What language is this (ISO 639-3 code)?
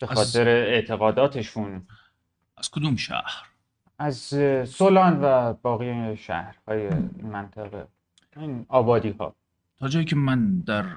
fas